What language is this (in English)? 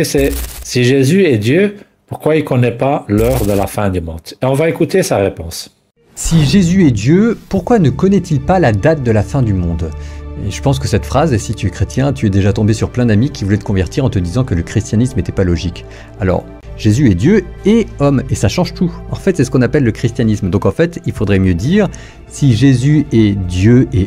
French